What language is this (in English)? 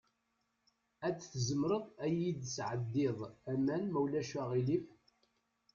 Kabyle